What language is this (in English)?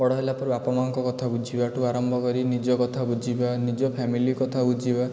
Odia